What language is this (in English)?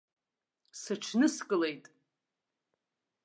Abkhazian